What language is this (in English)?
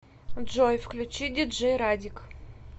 Russian